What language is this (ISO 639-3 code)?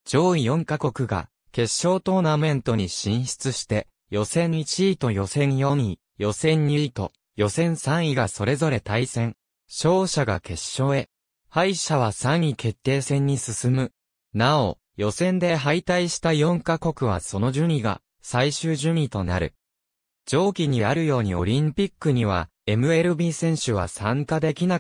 jpn